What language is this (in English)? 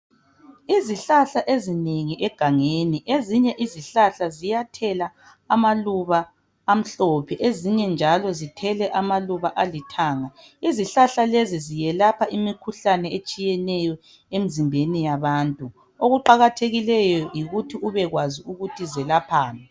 North Ndebele